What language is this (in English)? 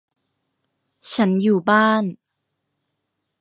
Thai